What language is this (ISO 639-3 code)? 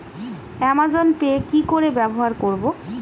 ben